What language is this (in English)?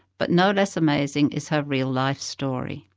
English